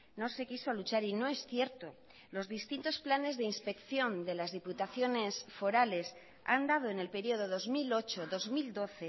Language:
Spanish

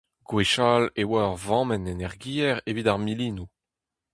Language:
Breton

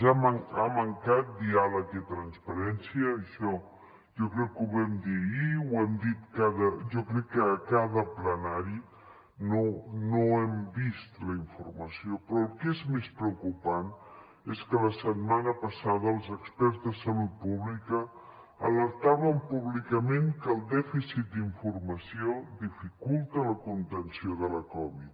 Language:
Catalan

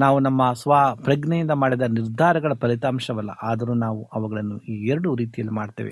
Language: Kannada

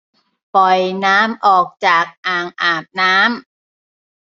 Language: Thai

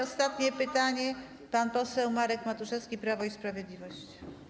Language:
Polish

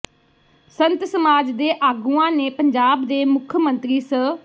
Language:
Punjabi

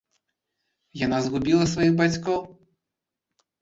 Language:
Belarusian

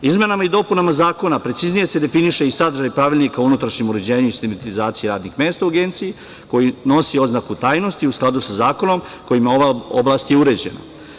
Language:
Serbian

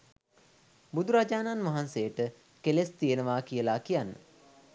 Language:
Sinhala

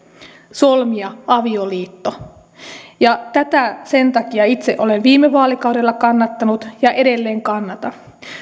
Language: Finnish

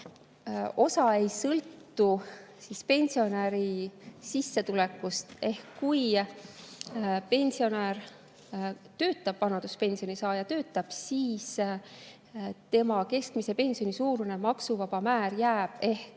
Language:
Estonian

